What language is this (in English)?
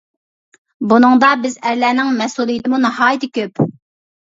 Uyghur